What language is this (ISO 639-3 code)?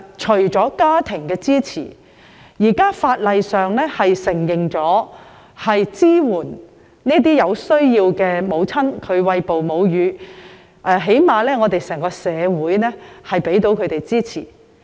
yue